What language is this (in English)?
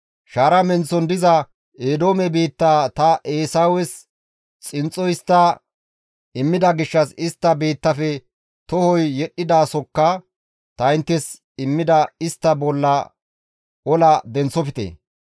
Gamo